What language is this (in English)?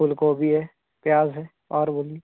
Hindi